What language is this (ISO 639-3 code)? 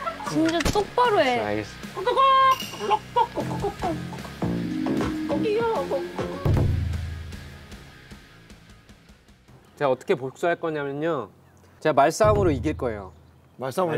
kor